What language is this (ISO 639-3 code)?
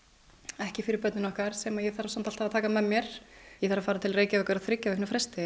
isl